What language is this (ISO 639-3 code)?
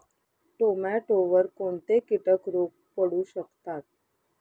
mar